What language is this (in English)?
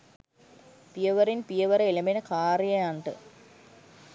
Sinhala